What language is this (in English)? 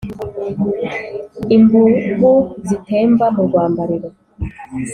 Kinyarwanda